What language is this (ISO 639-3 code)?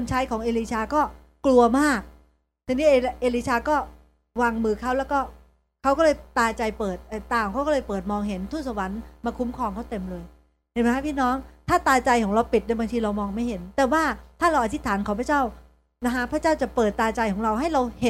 tha